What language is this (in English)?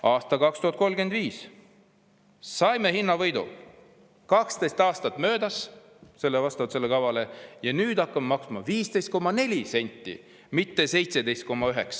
Estonian